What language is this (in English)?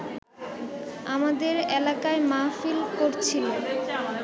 Bangla